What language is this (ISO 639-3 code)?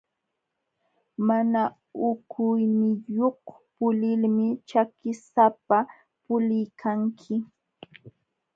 qxw